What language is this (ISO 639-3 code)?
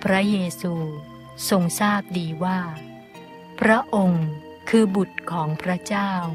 tha